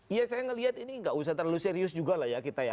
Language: Indonesian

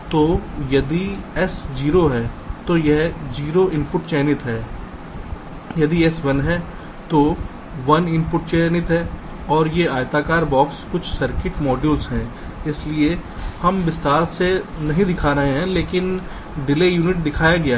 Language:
Hindi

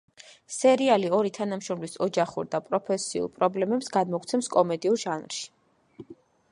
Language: Georgian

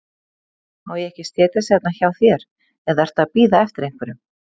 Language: Icelandic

